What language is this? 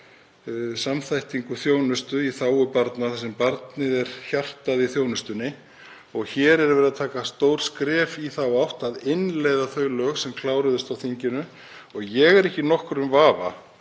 Icelandic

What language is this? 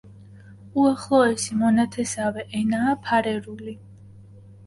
Georgian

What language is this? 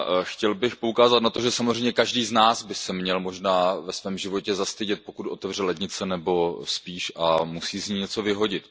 Czech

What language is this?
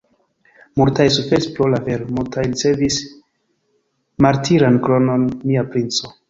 Esperanto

